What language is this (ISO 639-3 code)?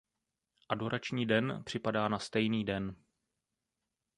ces